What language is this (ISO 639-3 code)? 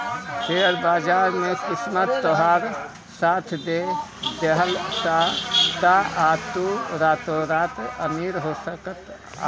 bho